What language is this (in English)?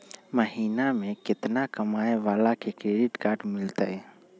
Magahi